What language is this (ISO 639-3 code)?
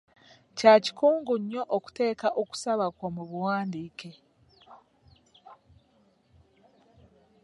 lug